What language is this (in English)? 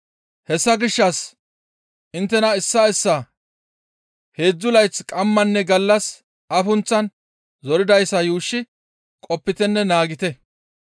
Gamo